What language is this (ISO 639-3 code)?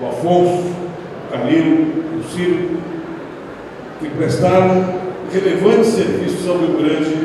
por